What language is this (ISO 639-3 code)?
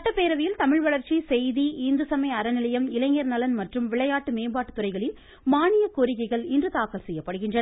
tam